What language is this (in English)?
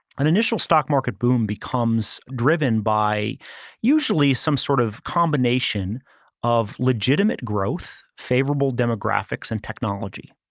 English